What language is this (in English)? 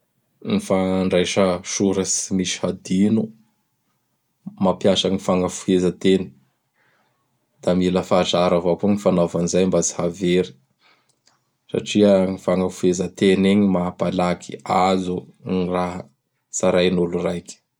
Bara Malagasy